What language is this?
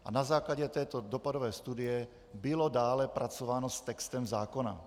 Czech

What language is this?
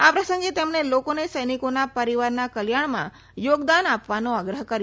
Gujarati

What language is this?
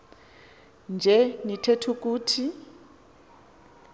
Xhosa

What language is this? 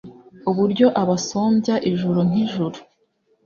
Kinyarwanda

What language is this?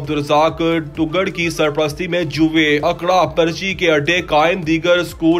Hindi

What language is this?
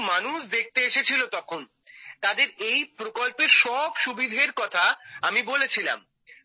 Bangla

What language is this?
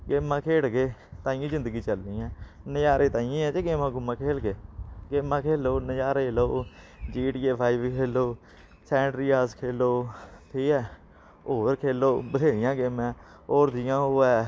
Dogri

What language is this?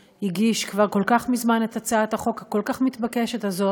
Hebrew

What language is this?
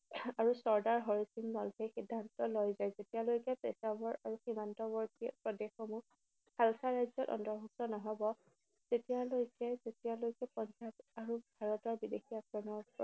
Assamese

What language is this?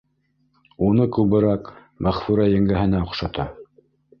Bashkir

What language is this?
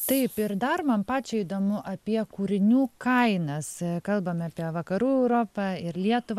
Lithuanian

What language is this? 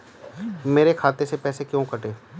Hindi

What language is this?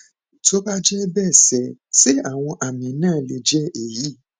Yoruba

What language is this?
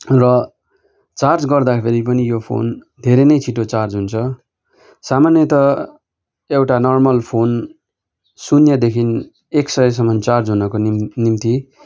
Nepali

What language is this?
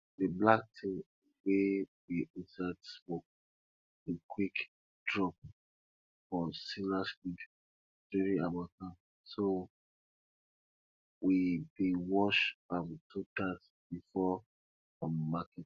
Nigerian Pidgin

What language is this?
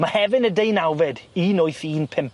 Welsh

